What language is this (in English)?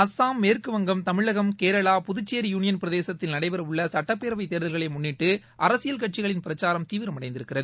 Tamil